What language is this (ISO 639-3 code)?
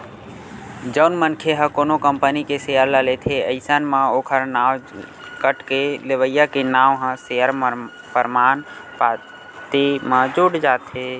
hne